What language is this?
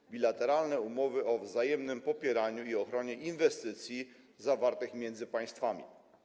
Polish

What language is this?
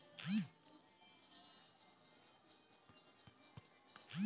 Maithili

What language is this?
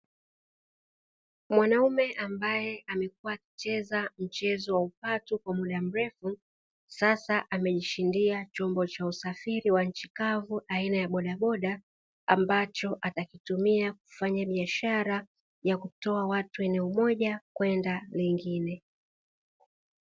Swahili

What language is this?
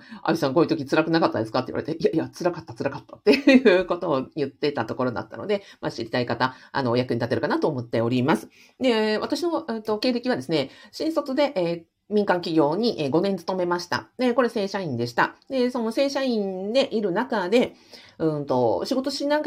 Japanese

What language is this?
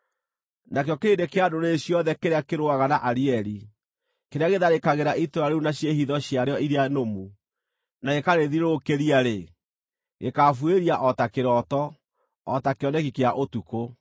Kikuyu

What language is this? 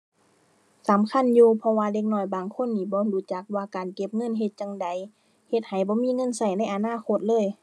Thai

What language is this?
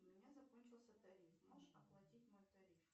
Russian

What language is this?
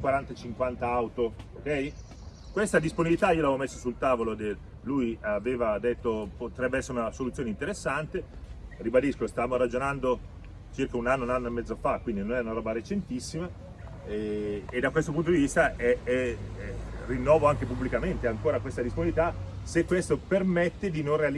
Italian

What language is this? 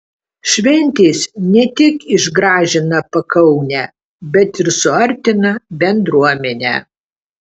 Lithuanian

